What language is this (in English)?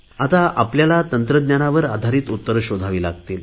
Marathi